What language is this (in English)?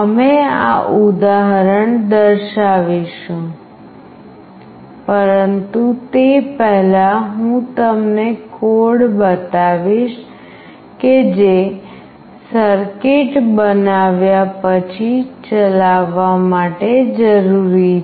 Gujarati